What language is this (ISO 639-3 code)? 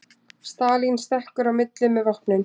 isl